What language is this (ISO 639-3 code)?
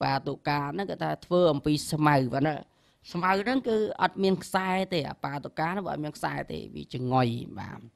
tha